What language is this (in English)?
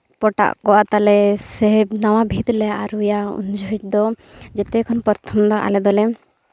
Santali